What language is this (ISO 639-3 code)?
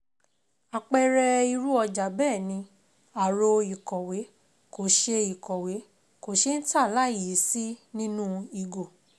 yor